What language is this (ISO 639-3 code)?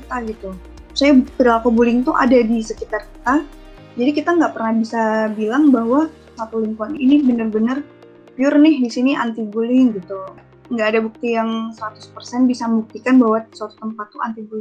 ind